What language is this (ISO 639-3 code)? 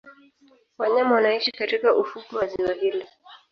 swa